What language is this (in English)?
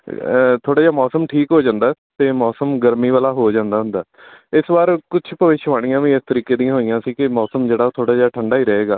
Punjabi